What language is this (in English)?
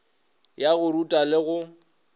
Northern Sotho